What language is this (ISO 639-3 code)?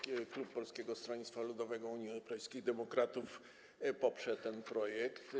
pol